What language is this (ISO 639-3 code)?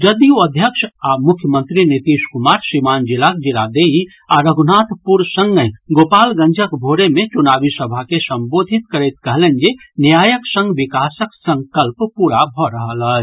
mai